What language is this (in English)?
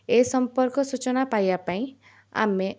Odia